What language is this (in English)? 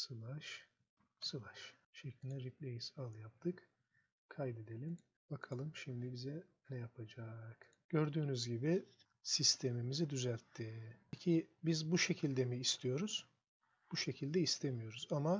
Turkish